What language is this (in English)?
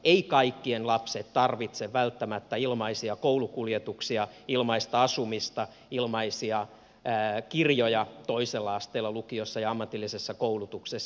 Finnish